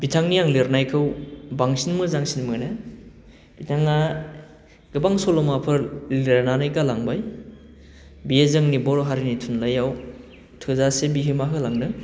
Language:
Bodo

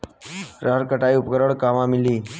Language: Bhojpuri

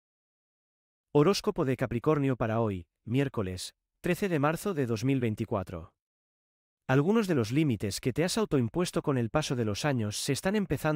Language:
Spanish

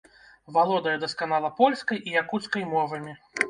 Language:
Belarusian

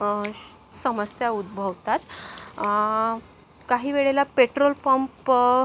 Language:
Marathi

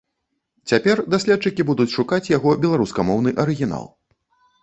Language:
Belarusian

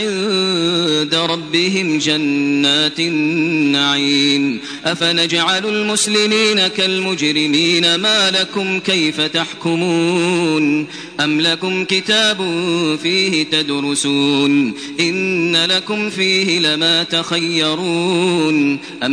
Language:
Arabic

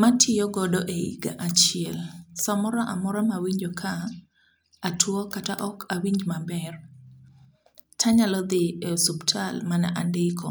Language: Luo (Kenya and Tanzania)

